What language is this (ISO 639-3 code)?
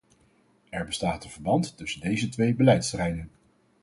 nld